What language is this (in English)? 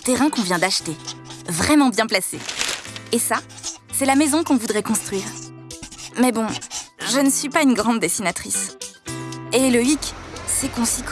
French